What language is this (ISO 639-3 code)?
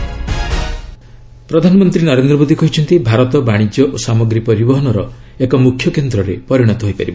ori